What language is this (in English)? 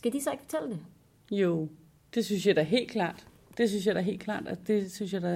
Danish